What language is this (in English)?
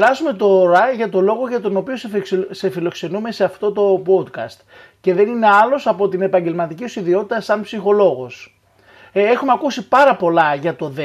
Greek